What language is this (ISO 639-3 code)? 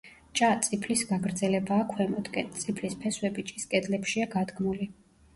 kat